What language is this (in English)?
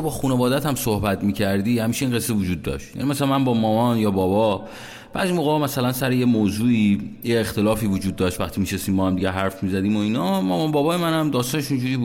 Persian